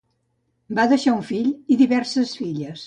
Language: Catalan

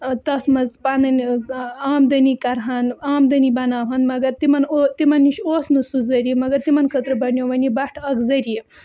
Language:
Kashmiri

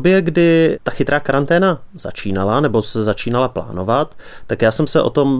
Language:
Czech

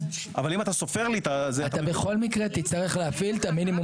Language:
Hebrew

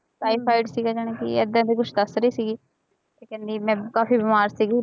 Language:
Punjabi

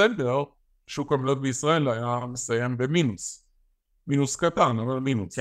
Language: Hebrew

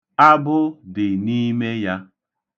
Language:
Igbo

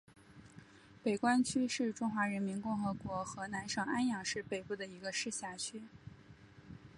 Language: Chinese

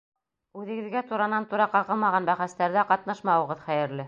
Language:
Bashkir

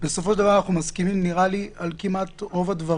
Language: Hebrew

